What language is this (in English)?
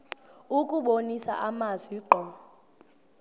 Xhosa